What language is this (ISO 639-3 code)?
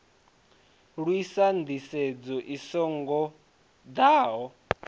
ven